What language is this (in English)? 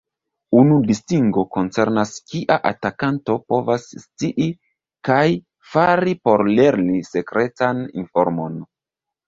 Esperanto